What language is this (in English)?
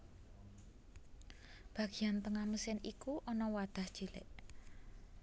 Javanese